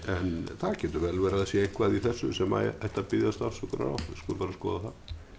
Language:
Icelandic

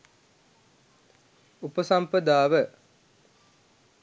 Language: Sinhala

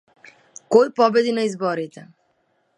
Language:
Macedonian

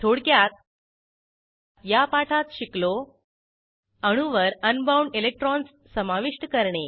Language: Marathi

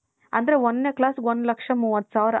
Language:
Kannada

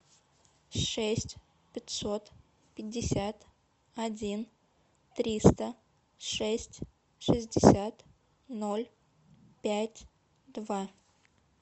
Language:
Russian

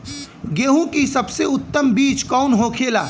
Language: Bhojpuri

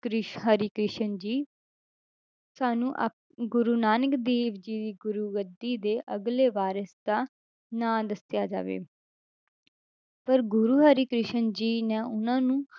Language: Punjabi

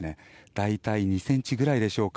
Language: Japanese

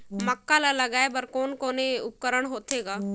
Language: Chhattisgarhi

